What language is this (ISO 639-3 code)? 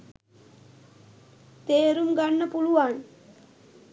sin